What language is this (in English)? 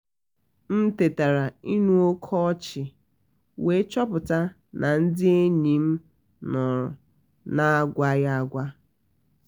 Igbo